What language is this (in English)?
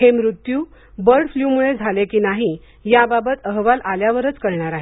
Marathi